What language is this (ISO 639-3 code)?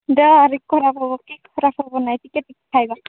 ori